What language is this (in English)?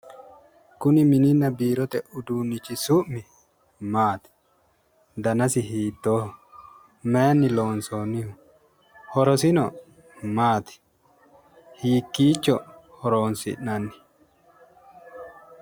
Sidamo